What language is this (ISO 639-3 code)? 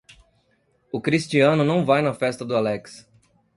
por